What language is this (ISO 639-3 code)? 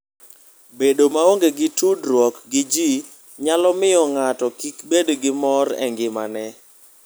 luo